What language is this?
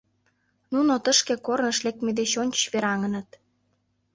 Mari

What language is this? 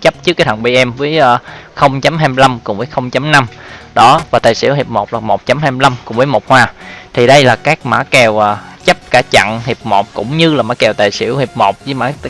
Vietnamese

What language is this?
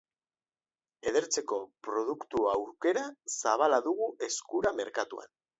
Basque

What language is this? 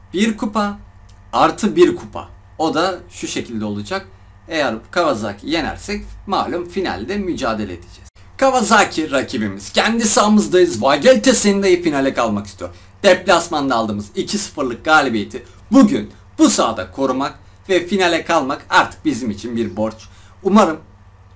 Turkish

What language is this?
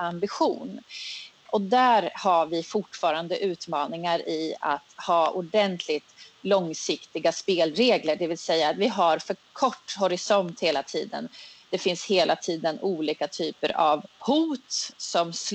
Swedish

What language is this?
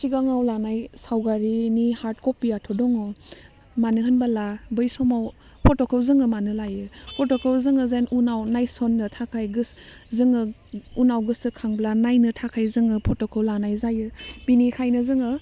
Bodo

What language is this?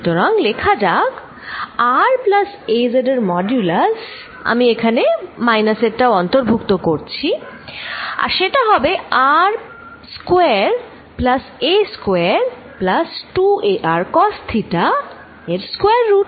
Bangla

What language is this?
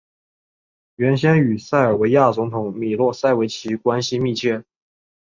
Chinese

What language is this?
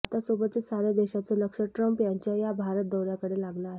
Marathi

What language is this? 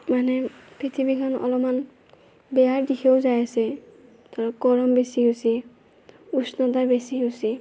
Assamese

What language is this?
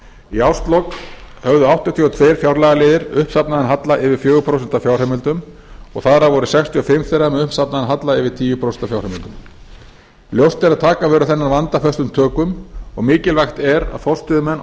Icelandic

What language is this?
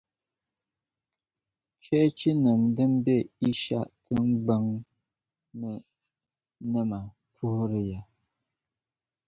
Dagbani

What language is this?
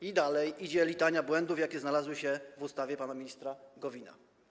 Polish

